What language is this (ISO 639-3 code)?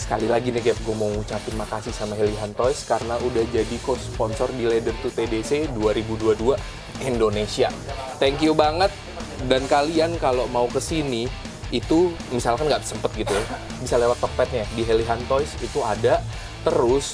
ind